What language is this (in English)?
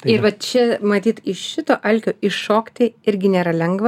Lithuanian